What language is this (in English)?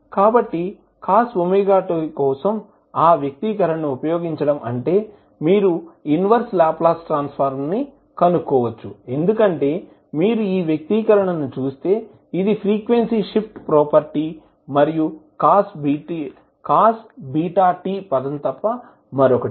Telugu